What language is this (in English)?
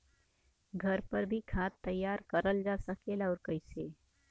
Bhojpuri